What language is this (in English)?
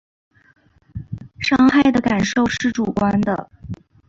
Chinese